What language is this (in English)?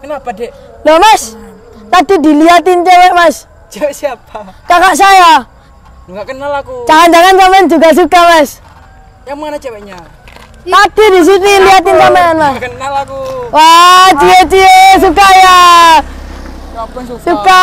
Indonesian